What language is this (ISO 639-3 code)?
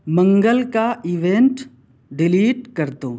urd